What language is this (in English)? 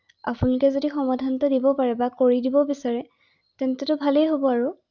Assamese